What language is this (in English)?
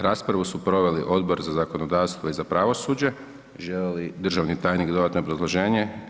Croatian